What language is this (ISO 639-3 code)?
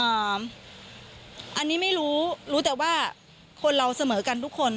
tha